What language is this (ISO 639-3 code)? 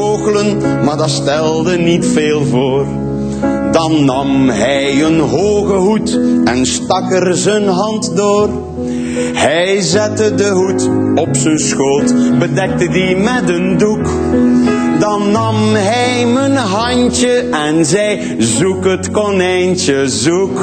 nld